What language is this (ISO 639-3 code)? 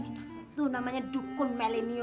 ind